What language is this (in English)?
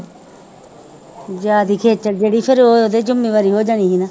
Punjabi